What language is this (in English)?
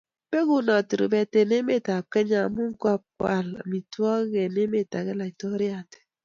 Kalenjin